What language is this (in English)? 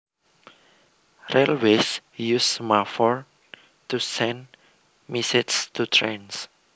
Javanese